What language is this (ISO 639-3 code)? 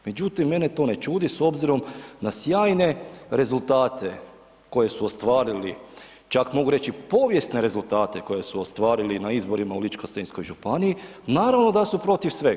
hrv